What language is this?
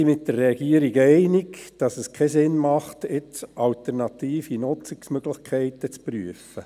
Swiss German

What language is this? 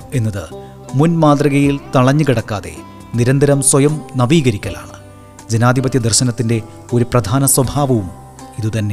Malayalam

